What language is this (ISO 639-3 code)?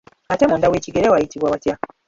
lug